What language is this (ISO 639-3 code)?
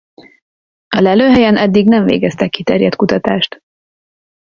hun